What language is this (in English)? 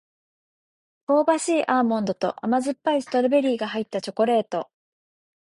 Japanese